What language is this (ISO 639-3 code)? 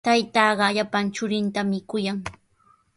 qws